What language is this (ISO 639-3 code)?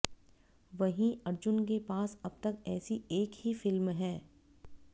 hin